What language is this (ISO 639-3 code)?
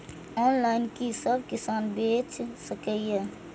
mai